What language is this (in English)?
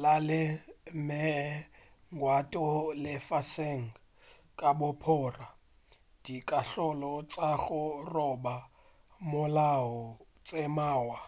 Northern Sotho